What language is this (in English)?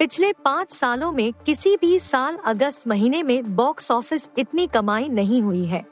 Hindi